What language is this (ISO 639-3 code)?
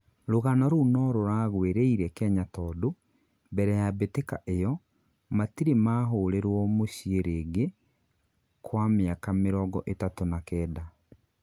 kik